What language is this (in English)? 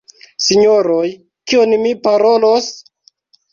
Esperanto